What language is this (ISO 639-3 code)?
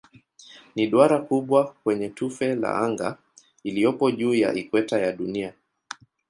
swa